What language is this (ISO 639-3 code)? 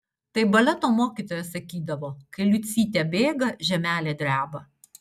lit